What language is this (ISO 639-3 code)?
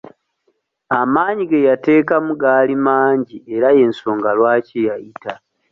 lug